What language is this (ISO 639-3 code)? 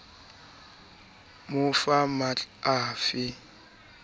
sot